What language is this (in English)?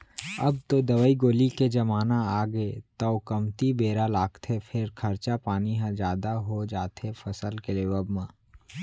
Chhattisgarhi